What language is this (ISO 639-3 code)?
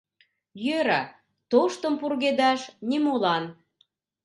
chm